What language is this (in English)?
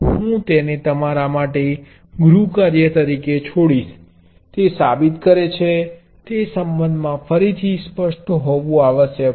Gujarati